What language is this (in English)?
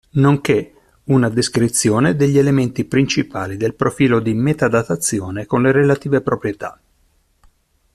Italian